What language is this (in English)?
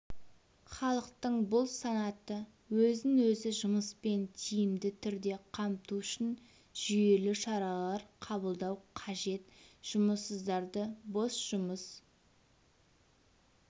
Kazakh